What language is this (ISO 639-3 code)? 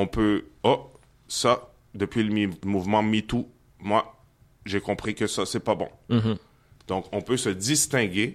fra